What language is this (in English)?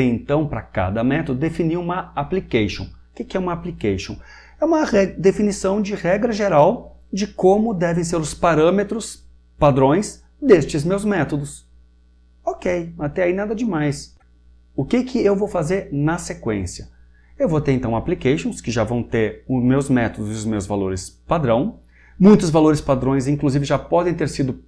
Portuguese